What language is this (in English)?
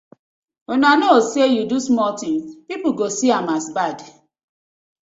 Nigerian Pidgin